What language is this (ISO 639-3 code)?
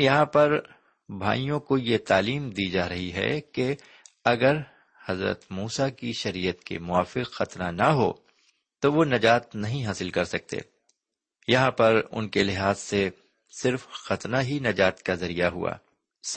urd